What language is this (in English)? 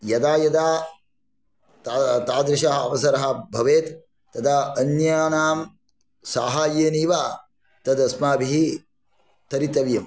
Sanskrit